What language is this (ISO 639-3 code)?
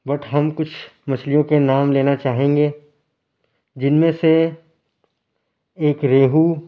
urd